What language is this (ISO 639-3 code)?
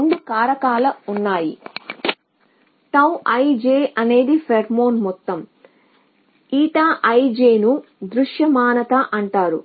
tel